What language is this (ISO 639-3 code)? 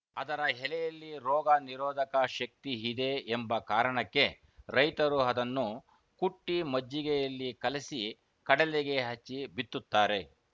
kan